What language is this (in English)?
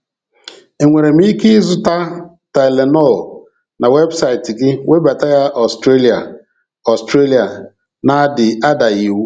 Igbo